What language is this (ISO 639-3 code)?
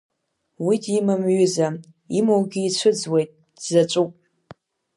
abk